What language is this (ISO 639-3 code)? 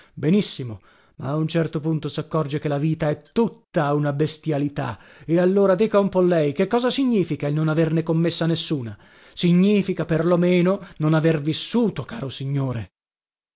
ita